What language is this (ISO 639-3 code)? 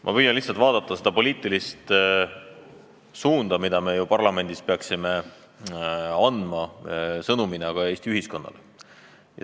est